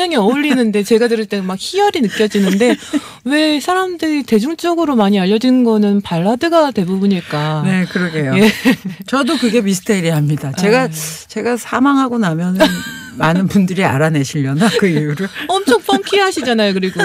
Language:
Korean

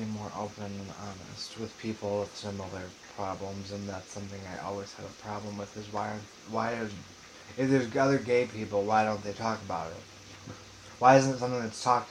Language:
English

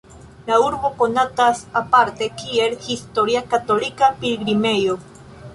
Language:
Esperanto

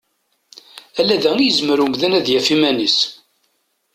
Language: Kabyle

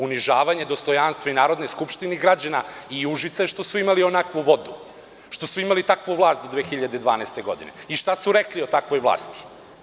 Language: Serbian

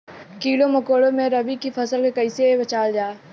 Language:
Bhojpuri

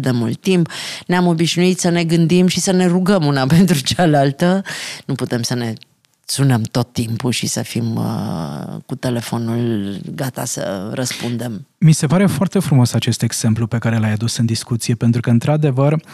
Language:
Romanian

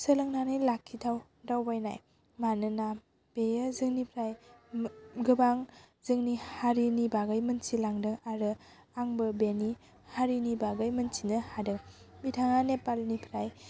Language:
Bodo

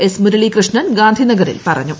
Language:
Malayalam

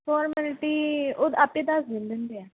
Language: Punjabi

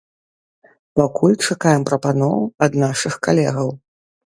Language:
Belarusian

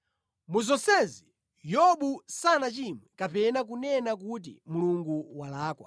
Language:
Nyanja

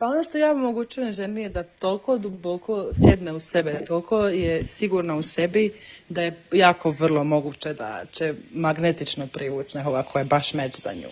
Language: Croatian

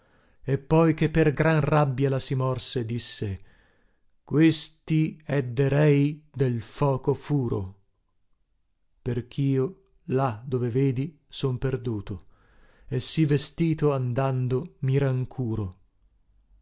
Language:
Italian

